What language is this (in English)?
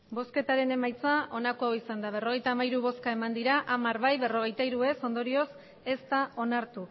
Basque